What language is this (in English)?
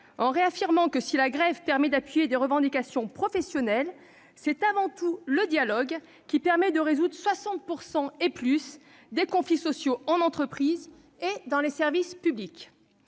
French